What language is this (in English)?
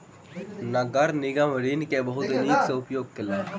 Maithili